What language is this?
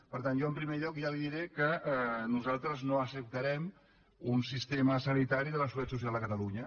Catalan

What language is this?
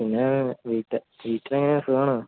Malayalam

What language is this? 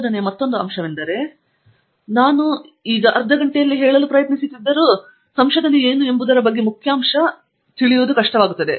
Kannada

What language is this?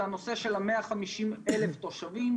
Hebrew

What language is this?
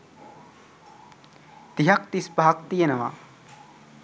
Sinhala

